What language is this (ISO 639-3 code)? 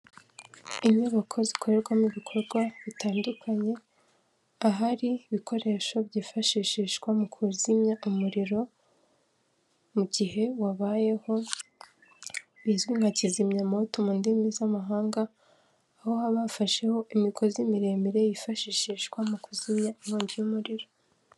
kin